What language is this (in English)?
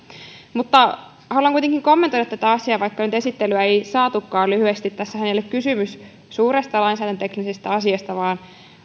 Finnish